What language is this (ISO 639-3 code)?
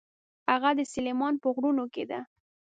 pus